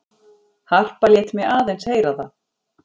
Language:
Icelandic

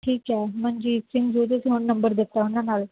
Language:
Punjabi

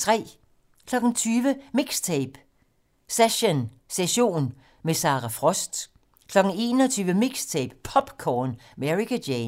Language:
Danish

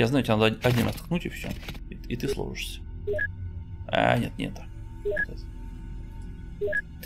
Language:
Russian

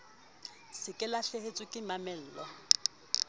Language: Southern Sotho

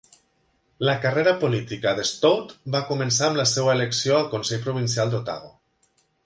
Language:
Catalan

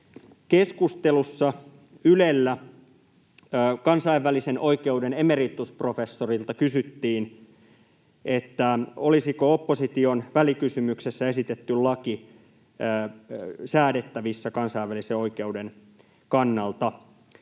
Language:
Finnish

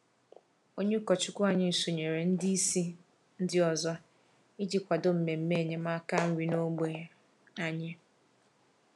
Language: Igbo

